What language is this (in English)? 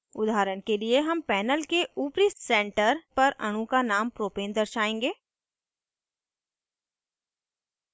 Hindi